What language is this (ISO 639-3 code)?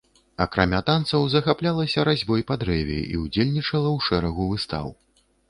bel